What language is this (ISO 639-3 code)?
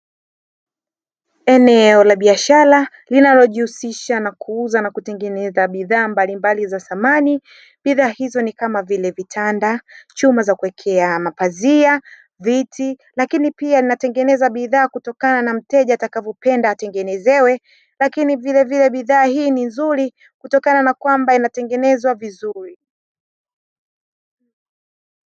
swa